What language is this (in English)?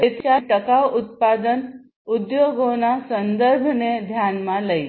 Gujarati